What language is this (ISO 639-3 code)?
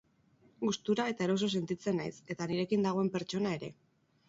eus